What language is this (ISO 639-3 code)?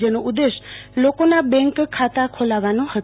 guj